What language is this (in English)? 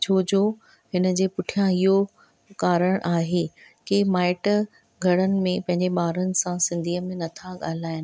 Sindhi